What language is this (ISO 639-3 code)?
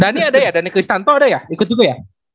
ind